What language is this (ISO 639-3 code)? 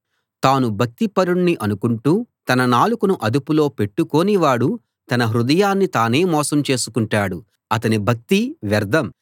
tel